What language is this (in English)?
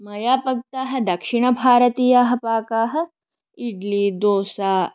Sanskrit